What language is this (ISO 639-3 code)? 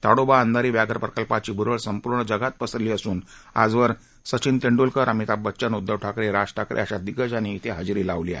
mar